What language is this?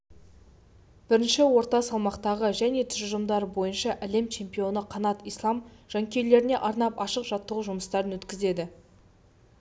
Kazakh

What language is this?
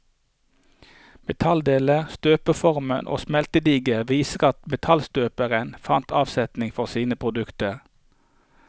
Norwegian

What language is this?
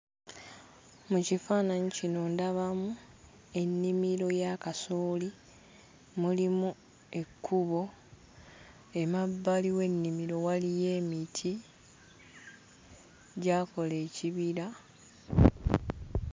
Ganda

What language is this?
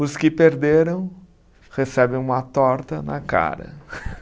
Portuguese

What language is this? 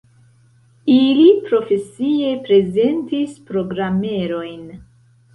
Esperanto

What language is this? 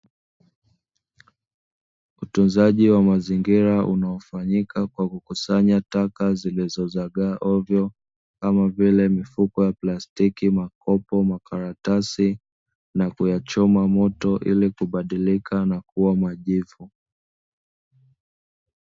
Swahili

